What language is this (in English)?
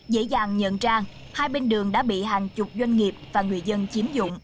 Vietnamese